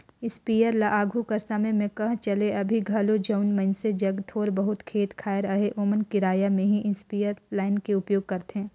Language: Chhattisgarhi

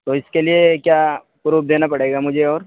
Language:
Urdu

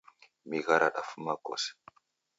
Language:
Taita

